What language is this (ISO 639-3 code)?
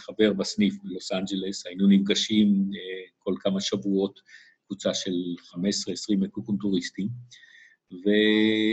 heb